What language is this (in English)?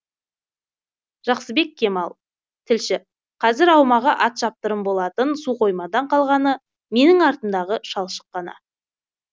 Kazakh